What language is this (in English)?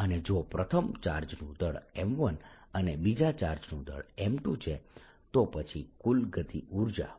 Gujarati